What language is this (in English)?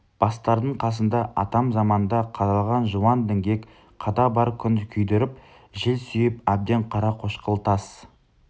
Kazakh